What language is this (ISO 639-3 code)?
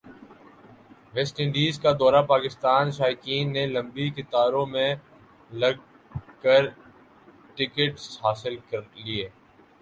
urd